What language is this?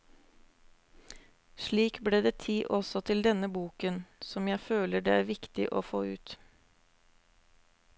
Norwegian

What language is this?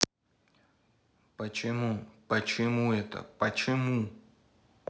Russian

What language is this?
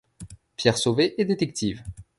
French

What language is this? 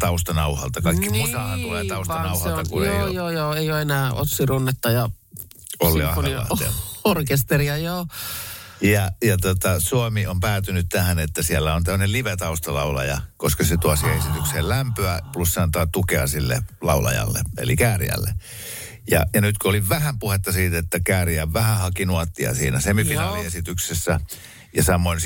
Finnish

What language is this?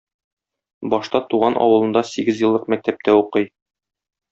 Tatar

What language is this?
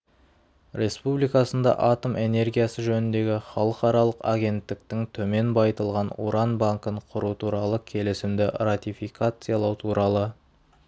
Kazakh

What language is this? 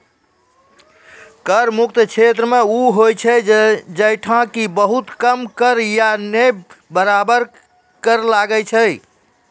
Maithili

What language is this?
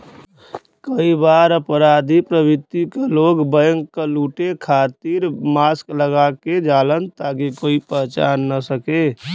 Bhojpuri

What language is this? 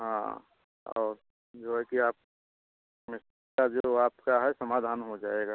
Hindi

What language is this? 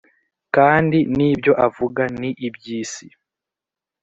Kinyarwanda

